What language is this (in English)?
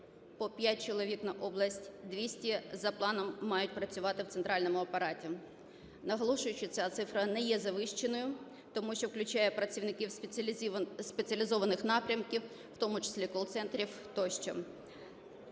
Ukrainian